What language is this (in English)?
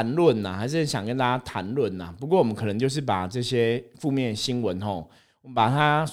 Chinese